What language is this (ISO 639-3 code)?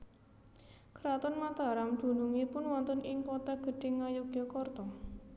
jav